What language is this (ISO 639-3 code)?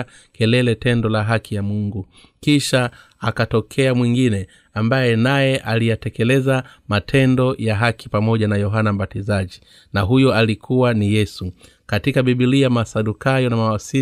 swa